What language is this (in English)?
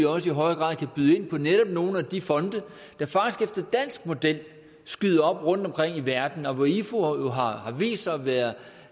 Danish